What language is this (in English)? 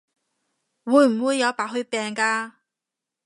Cantonese